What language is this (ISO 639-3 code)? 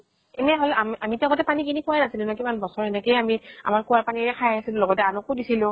asm